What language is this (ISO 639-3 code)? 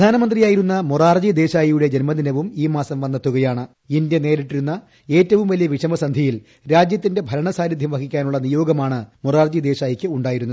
mal